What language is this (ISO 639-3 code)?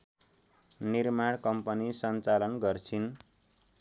nep